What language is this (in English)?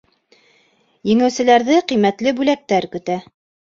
Bashkir